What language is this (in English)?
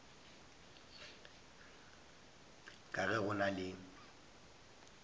Northern Sotho